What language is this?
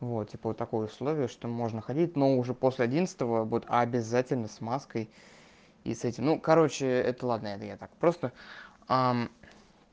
Russian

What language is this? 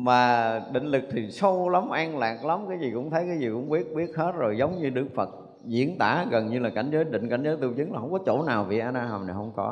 Vietnamese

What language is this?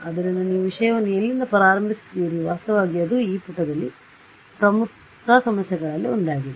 Kannada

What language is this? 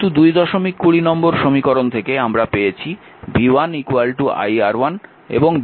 Bangla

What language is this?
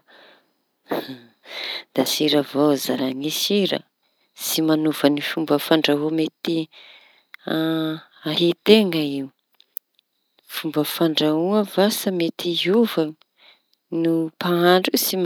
Tanosy Malagasy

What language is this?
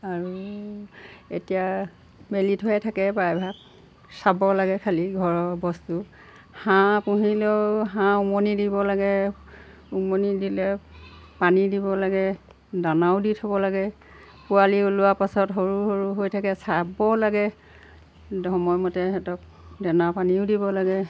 Assamese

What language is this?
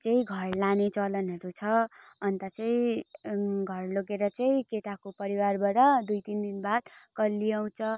Nepali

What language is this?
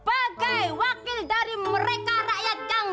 Indonesian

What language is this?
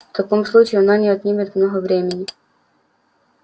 Russian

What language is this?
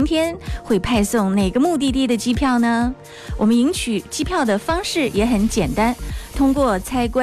Chinese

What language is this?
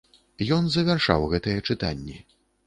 Belarusian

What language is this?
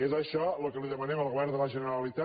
Catalan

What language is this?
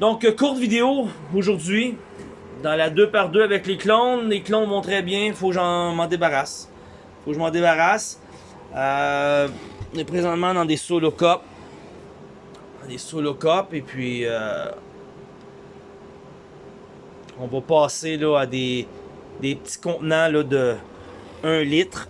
French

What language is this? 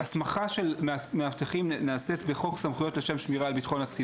Hebrew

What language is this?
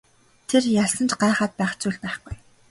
Mongolian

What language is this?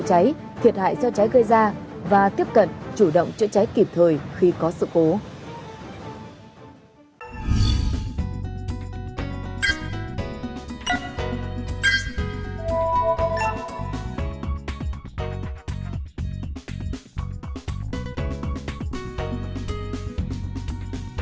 Vietnamese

